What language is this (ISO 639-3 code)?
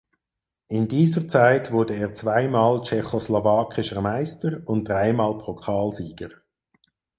deu